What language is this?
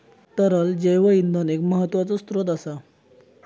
Marathi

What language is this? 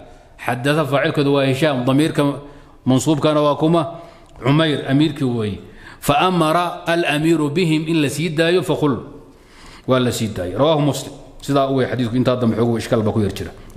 Arabic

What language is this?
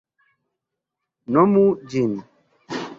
Esperanto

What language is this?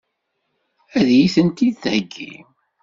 Kabyle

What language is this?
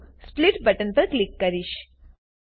Gujarati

